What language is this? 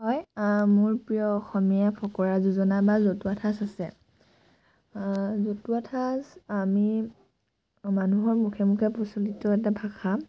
Assamese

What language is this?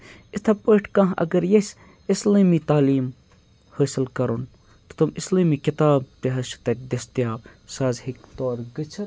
Kashmiri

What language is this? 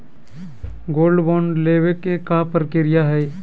Magahi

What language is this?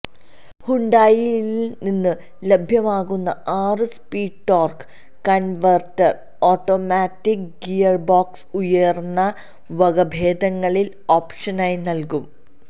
Malayalam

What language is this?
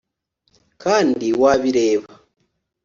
Kinyarwanda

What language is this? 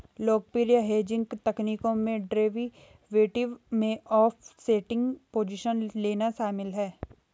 Hindi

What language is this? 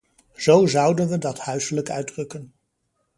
Dutch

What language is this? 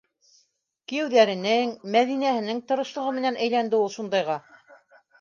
Bashkir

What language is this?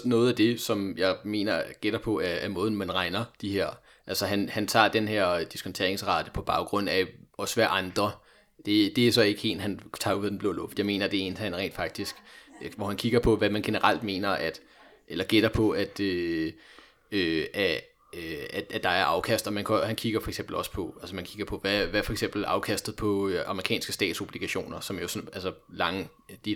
Danish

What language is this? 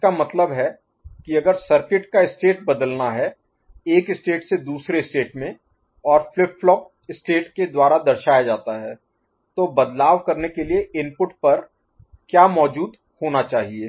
Hindi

